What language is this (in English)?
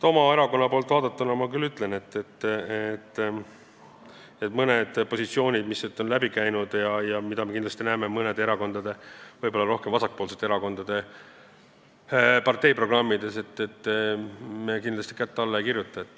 Estonian